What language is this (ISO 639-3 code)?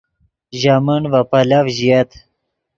ydg